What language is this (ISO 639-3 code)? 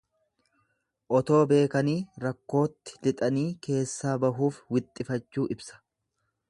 orm